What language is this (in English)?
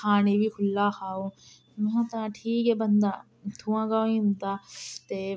Dogri